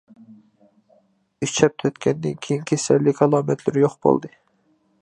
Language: Uyghur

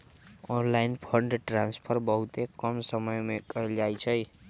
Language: Magahi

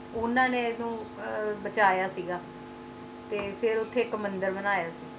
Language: Punjabi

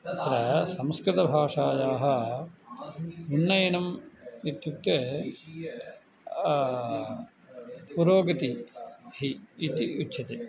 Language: Sanskrit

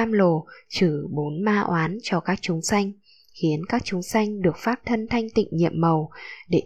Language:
Vietnamese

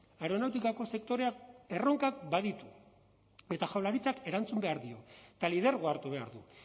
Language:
Basque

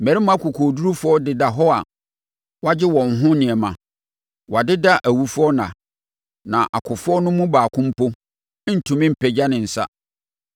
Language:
Akan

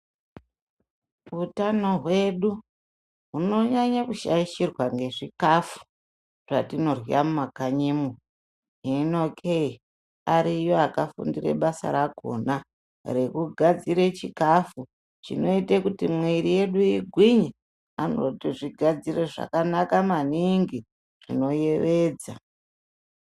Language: Ndau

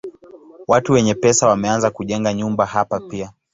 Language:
Swahili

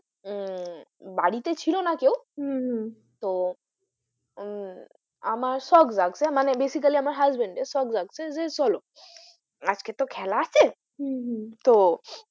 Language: Bangla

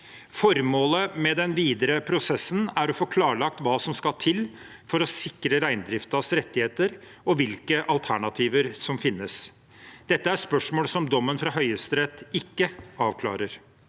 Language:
Norwegian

